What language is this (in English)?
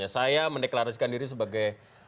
Indonesian